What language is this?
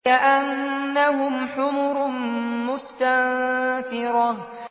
Arabic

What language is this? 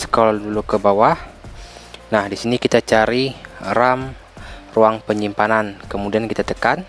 Indonesian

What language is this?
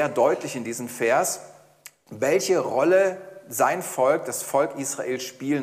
German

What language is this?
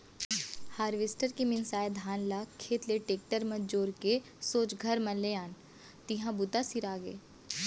Chhattisgarhi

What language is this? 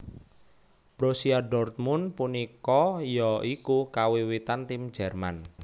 Javanese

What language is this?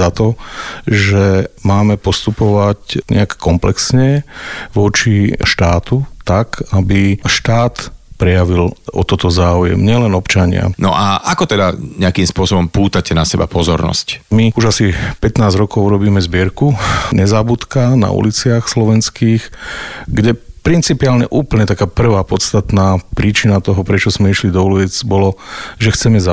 Slovak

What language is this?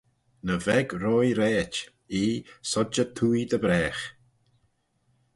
Manx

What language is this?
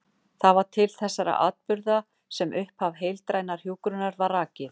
Icelandic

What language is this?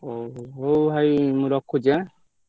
Odia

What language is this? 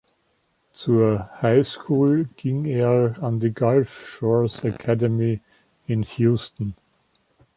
German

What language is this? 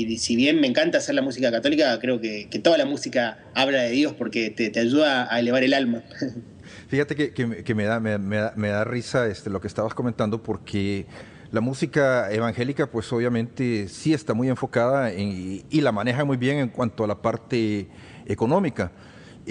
Spanish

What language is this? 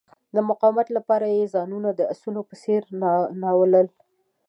Pashto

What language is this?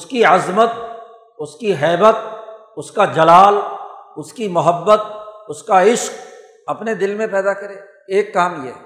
Urdu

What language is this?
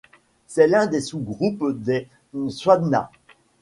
French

